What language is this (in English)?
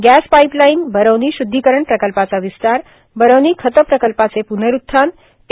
Marathi